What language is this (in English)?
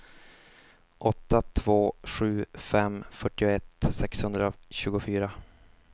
Swedish